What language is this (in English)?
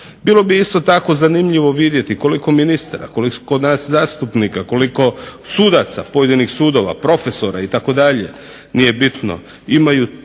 Croatian